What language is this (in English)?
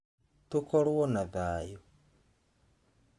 Kikuyu